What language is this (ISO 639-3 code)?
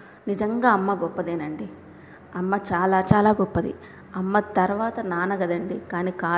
tel